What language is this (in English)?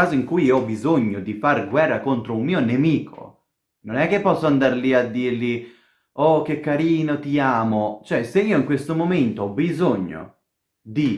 Italian